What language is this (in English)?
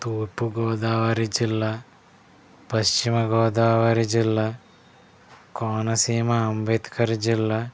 Telugu